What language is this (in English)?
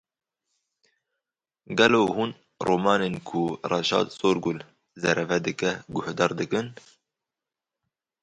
Kurdish